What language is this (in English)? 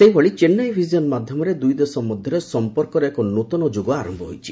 Odia